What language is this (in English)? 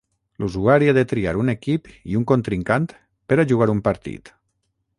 Catalan